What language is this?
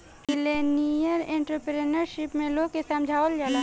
Bhojpuri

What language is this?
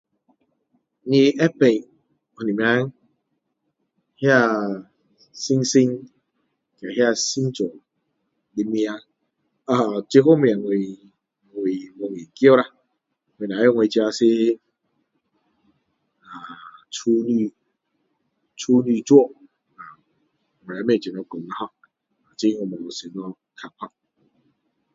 Min Dong Chinese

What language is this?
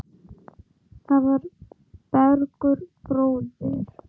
Icelandic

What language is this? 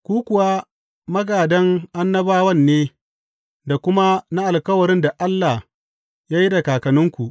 Hausa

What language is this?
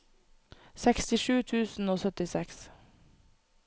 Norwegian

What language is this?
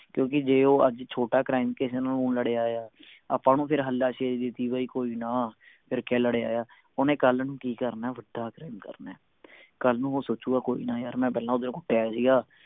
Punjabi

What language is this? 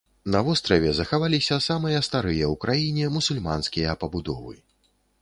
Belarusian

